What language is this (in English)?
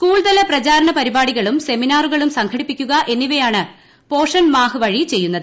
Malayalam